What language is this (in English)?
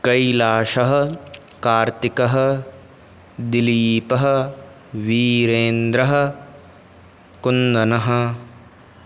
Sanskrit